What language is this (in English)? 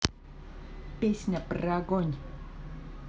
Russian